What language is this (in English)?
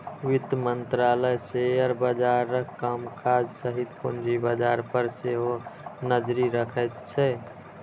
Maithili